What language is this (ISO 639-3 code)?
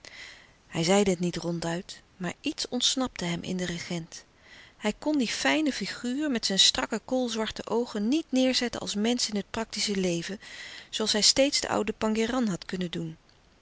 nld